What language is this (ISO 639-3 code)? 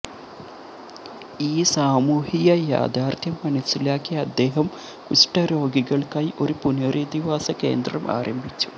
mal